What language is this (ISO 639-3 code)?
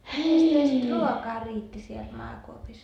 fin